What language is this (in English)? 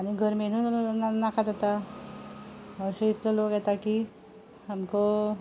Konkani